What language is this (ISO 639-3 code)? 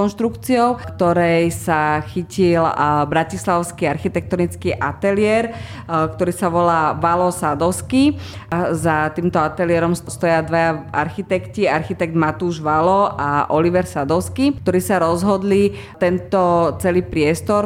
slk